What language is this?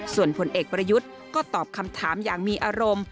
Thai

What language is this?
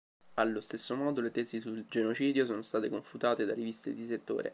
Italian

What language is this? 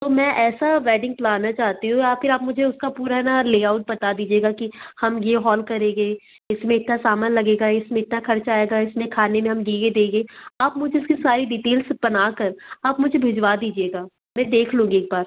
Hindi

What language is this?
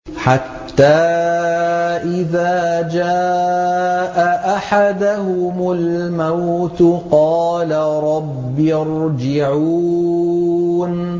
Arabic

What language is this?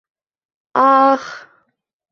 Bashkir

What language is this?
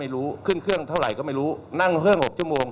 Thai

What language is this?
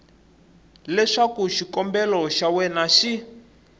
Tsonga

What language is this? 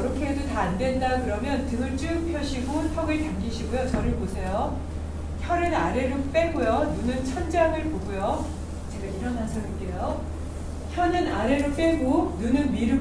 Korean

